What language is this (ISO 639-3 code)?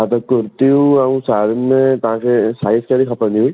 snd